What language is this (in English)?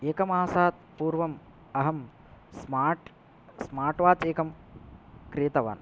Sanskrit